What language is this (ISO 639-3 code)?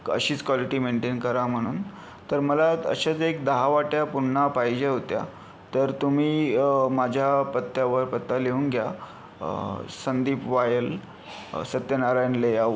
mar